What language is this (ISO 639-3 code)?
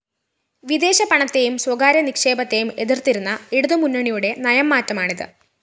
mal